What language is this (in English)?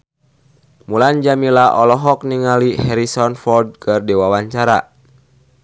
Sundanese